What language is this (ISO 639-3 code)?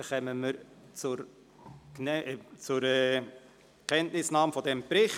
gsw